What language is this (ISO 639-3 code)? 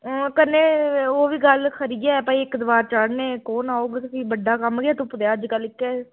doi